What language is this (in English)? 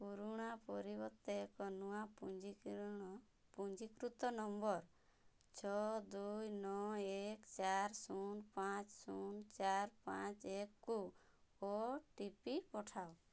Odia